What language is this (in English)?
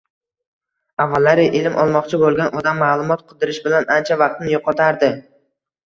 Uzbek